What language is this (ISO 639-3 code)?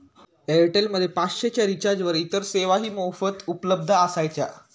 mar